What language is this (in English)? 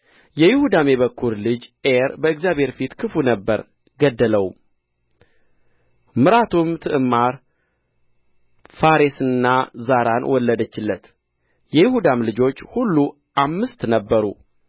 Amharic